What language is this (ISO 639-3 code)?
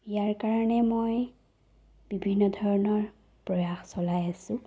asm